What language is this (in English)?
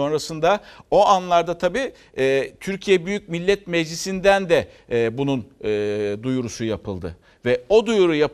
Turkish